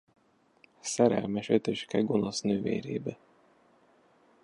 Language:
Hungarian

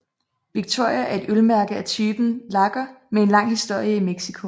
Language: Danish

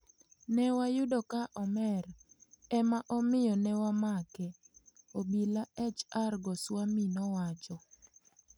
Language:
Luo (Kenya and Tanzania)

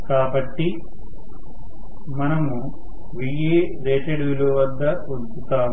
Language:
Telugu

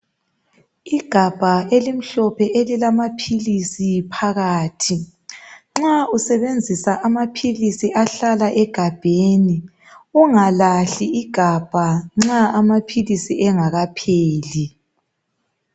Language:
North Ndebele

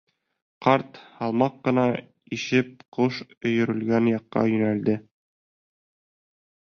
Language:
Bashkir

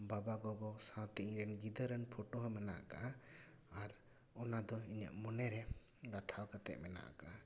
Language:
Santali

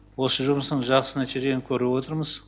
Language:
Kazakh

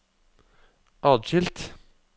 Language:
Norwegian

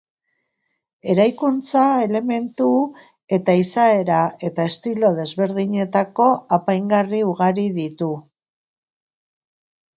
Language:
Basque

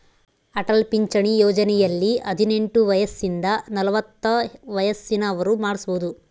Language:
Kannada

